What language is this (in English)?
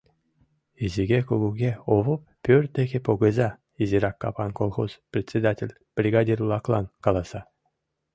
Mari